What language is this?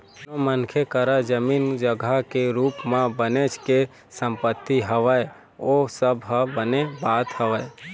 Chhattisgarhi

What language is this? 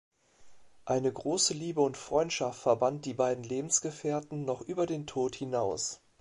German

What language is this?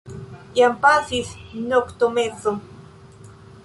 Esperanto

